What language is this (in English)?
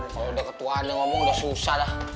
Indonesian